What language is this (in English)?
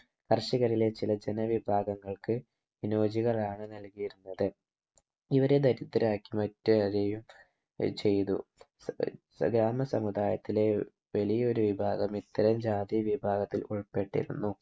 Malayalam